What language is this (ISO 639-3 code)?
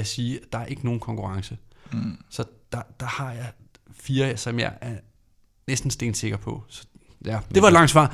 dan